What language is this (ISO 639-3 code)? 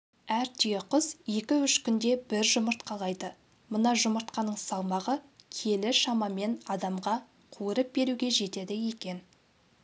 kaz